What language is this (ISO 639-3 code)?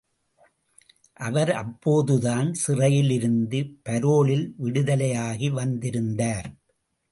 tam